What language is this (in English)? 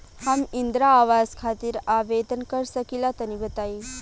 Bhojpuri